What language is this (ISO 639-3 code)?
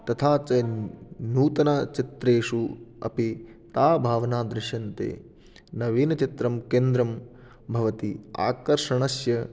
san